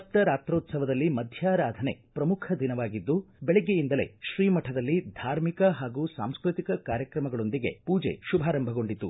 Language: Kannada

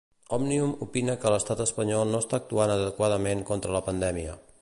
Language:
Catalan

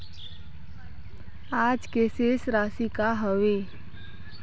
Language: Chhattisgarhi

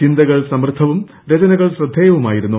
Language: Malayalam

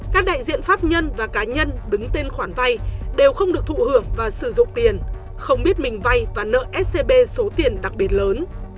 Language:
Vietnamese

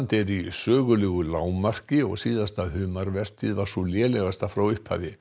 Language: Icelandic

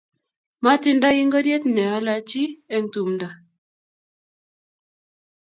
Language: Kalenjin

